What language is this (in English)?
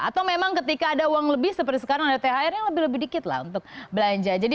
Indonesian